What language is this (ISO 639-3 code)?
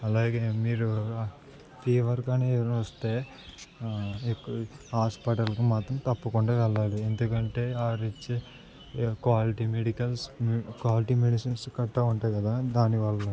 tel